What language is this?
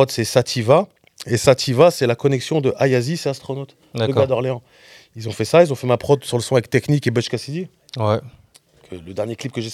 French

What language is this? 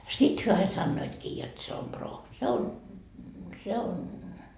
Finnish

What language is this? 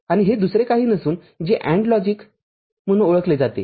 Marathi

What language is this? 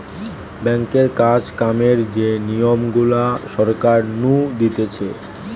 Bangla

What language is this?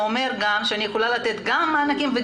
Hebrew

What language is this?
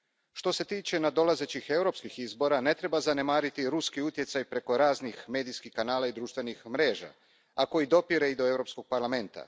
Croatian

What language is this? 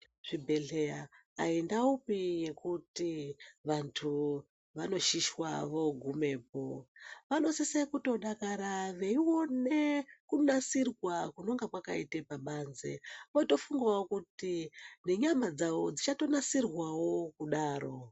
Ndau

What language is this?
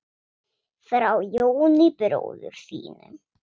Icelandic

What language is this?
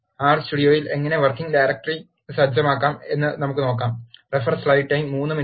Malayalam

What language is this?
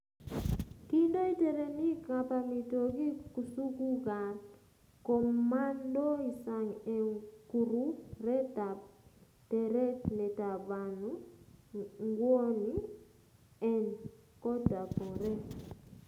Kalenjin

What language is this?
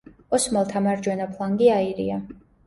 Georgian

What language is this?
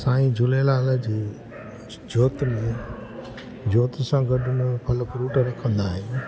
Sindhi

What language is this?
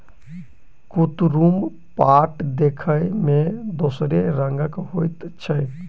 Maithili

